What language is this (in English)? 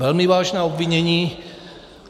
Czech